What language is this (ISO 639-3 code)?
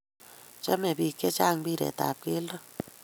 kln